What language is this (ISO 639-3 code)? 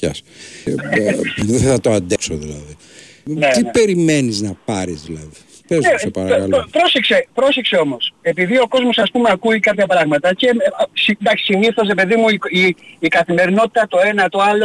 ell